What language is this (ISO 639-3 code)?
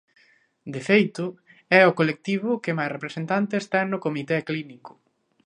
glg